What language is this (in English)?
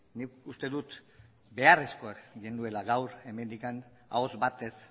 Basque